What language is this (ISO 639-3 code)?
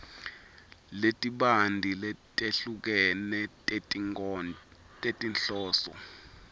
ssw